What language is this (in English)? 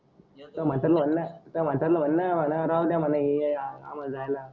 Marathi